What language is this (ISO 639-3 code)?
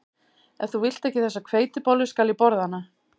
isl